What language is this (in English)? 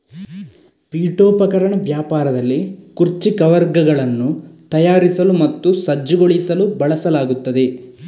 Kannada